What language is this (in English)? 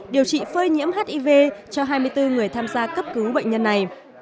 Vietnamese